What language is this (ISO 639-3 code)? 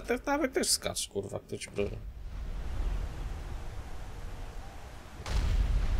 pol